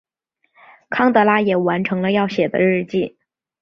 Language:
Chinese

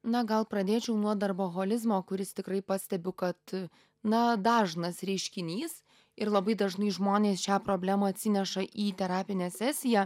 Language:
Lithuanian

